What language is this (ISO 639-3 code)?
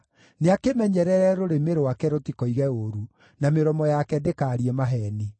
kik